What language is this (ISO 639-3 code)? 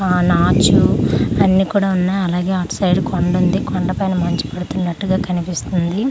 tel